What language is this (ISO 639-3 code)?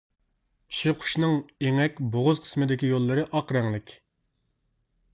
uig